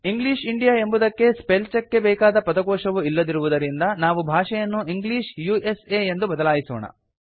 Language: Kannada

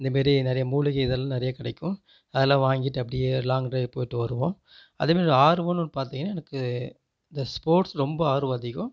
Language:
Tamil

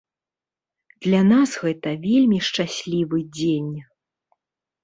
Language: Belarusian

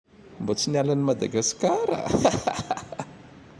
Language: Tandroy-Mahafaly Malagasy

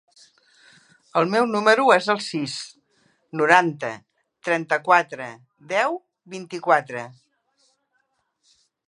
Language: Catalan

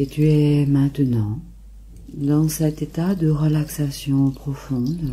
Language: French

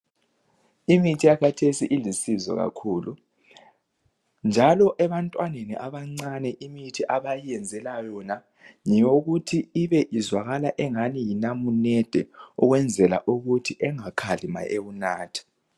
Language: North Ndebele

